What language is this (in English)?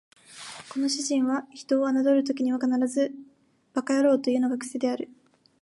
Japanese